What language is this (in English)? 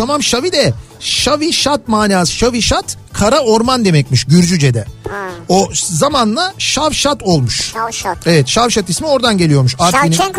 Turkish